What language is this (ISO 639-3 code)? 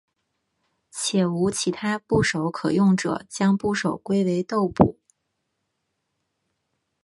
zho